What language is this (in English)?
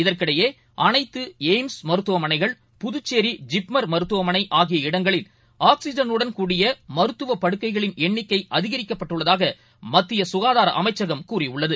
Tamil